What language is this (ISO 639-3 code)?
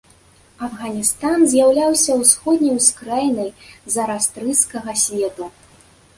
bel